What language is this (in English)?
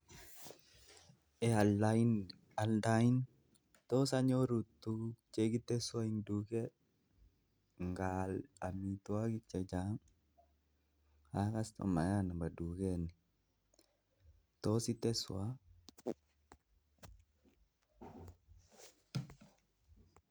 Kalenjin